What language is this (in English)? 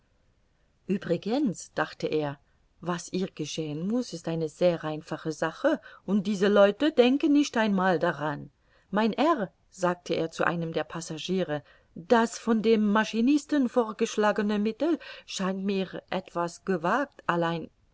German